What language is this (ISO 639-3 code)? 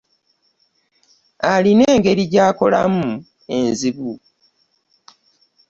lug